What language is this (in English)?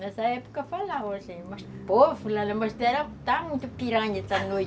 Portuguese